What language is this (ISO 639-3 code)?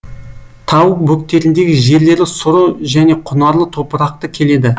kaz